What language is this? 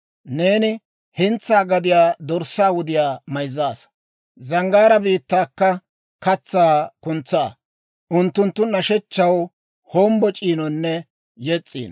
Dawro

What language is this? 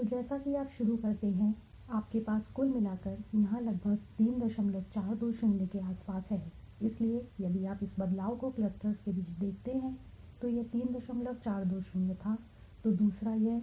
Hindi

